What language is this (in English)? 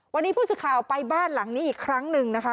Thai